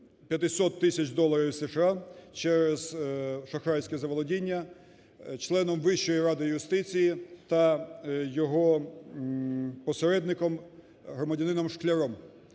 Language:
Ukrainian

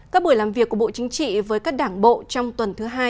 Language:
Vietnamese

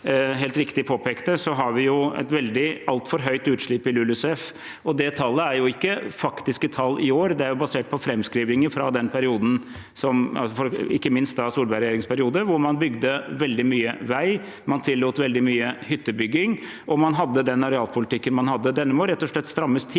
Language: Norwegian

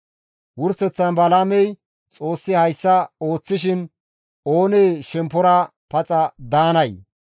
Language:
Gamo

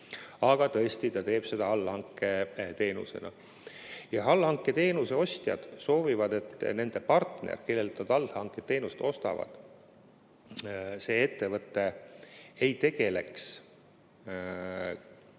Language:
Estonian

